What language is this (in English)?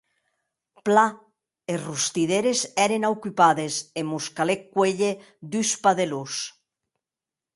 Occitan